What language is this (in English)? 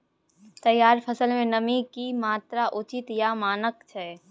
Maithili